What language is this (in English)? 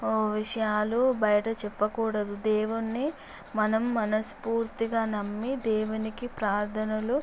Telugu